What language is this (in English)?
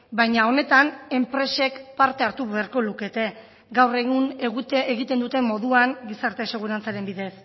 Basque